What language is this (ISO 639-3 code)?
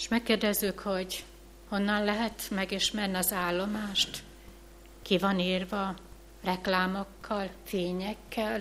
hun